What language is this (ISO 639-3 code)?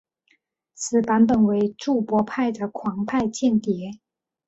zho